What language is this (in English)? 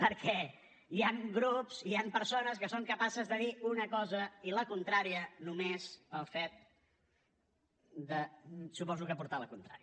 Catalan